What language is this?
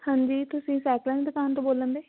Punjabi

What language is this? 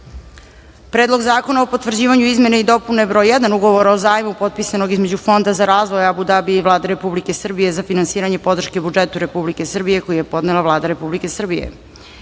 Serbian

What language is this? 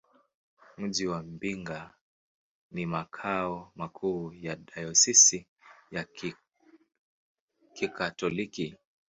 Swahili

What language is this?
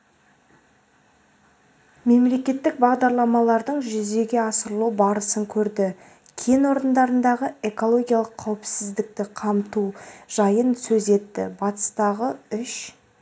Kazakh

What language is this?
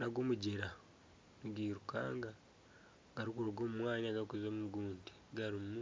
Nyankole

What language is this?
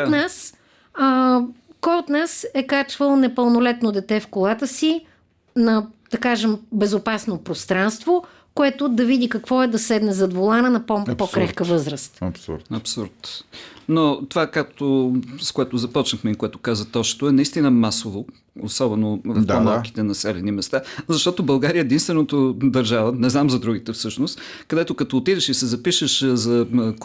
Bulgarian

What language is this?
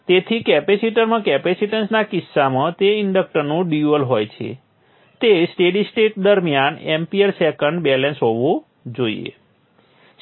Gujarati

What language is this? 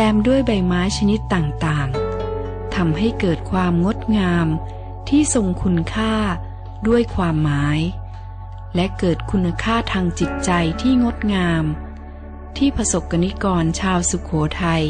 Thai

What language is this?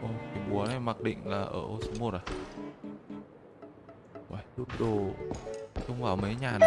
Vietnamese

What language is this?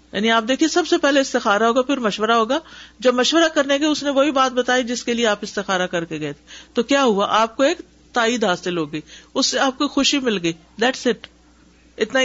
Urdu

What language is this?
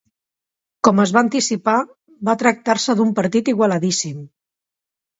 Catalan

